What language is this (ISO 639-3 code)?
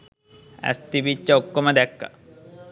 sin